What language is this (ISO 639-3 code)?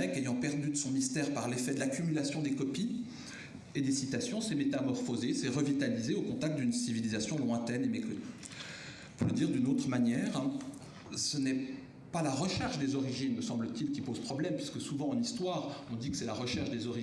fra